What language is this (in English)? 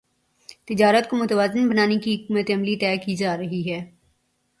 Urdu